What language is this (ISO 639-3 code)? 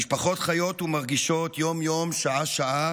heb